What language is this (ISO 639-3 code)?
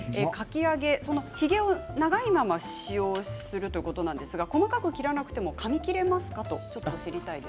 jpn